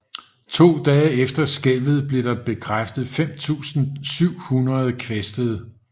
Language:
Danish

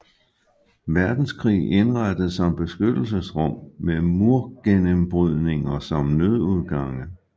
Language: Danish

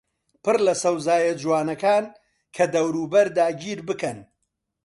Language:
Central Kurdish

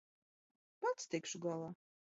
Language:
Latvian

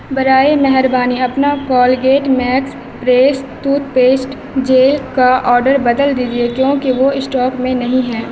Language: Urdu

